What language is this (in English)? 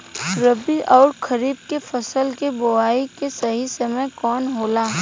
Bhojpuri